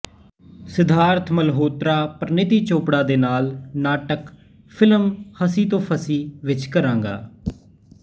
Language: Punjabi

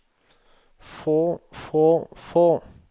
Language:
Norwegian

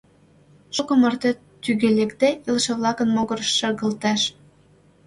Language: Mari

